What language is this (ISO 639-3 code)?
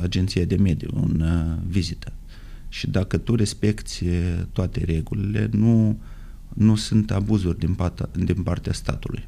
ron